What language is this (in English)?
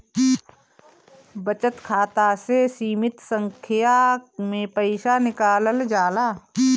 Bhojpuri